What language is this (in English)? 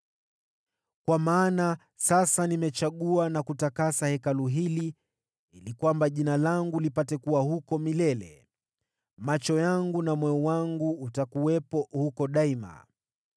Swahili